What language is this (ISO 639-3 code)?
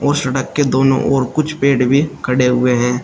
hin